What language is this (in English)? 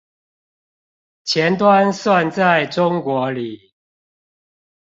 Chinese